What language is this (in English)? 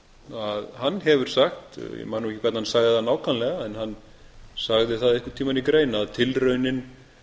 Icelandic